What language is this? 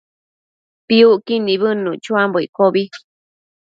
Matsés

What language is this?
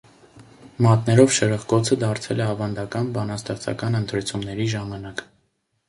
Armenian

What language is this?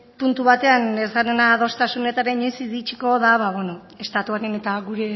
Basque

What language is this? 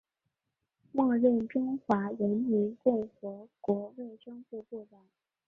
Chinese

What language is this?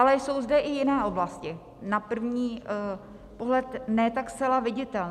Czech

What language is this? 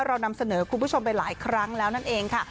Thai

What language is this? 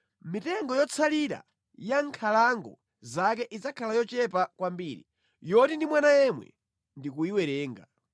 Nyanja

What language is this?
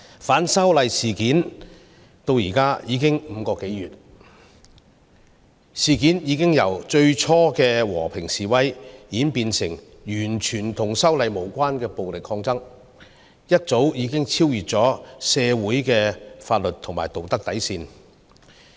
Cantonese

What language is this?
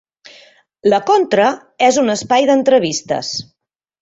Catalan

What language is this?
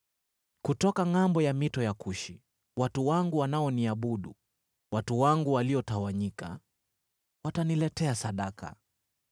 Swahili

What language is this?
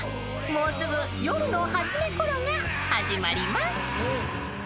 Japanese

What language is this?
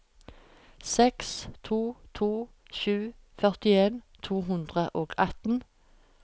Norwegian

